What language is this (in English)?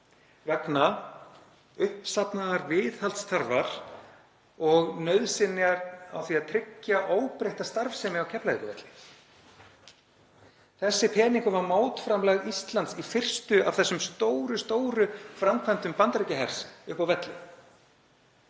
Icelandic